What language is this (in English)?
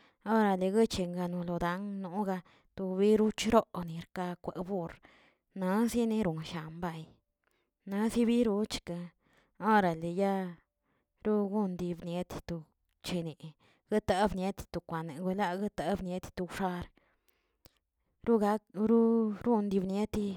Tilquiapan Zapotec